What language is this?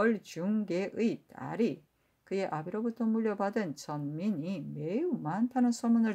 Korean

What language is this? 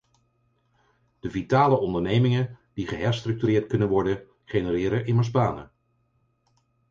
Dutch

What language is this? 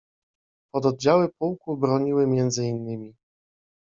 Polish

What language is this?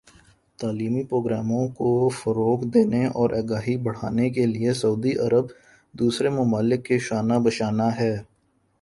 Urdu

